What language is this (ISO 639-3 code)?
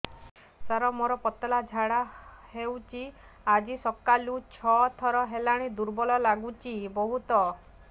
ori